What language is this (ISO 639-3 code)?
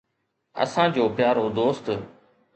snd